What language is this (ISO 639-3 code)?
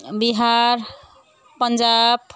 nep